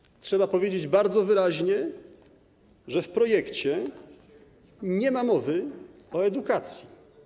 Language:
Polish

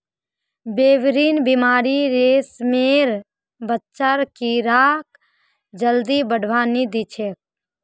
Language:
Magahi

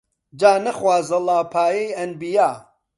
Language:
Central Kurdish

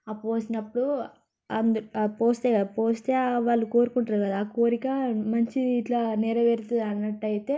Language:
Telugu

